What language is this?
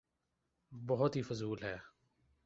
Urdu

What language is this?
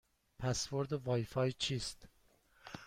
Persian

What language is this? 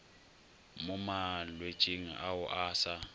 Northern Sotho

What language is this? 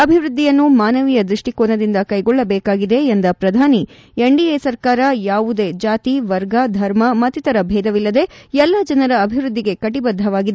Kannada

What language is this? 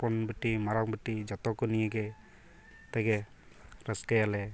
Santali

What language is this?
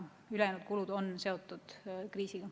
Estonian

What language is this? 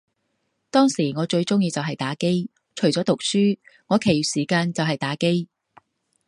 Cantonese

